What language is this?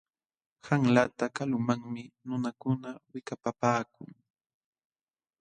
Jauja Wanca Quechua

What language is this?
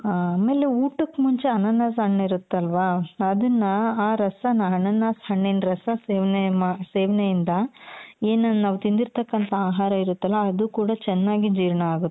Kannada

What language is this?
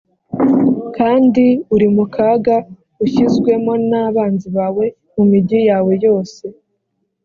Kinyarwanda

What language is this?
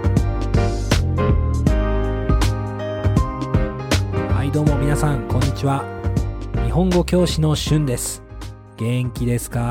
Japanese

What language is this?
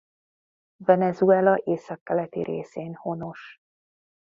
Hungarian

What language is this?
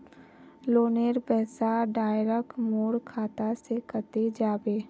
Magahi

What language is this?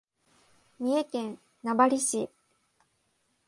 Japanese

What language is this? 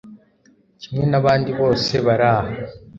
Kinyarwanda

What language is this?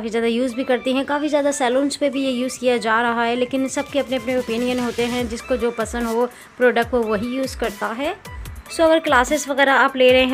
Hindi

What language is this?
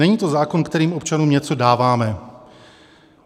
Czech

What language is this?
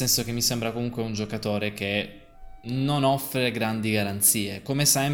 Italian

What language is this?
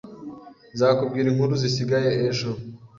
Kinyarwanda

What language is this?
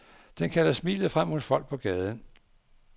Danish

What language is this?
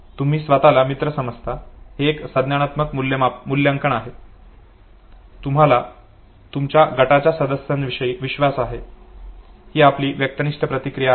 Marathi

